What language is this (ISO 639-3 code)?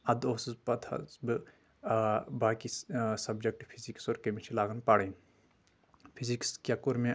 kas